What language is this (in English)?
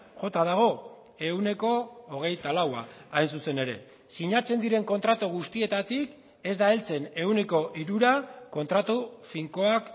Basque